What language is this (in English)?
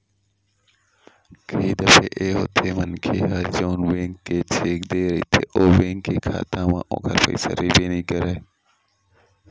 Chhattisgarhi